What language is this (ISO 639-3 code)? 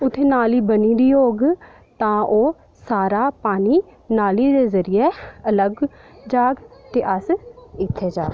doi